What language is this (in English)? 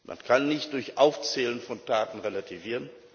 German